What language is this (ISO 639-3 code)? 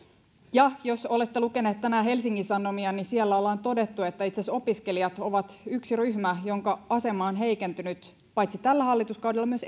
fin